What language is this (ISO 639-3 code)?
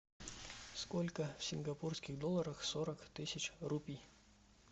rus